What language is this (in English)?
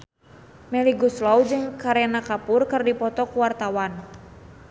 Sundanese